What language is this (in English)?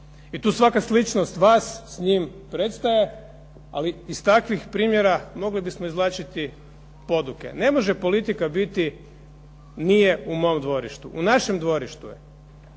Croatian